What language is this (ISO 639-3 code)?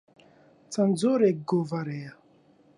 ckb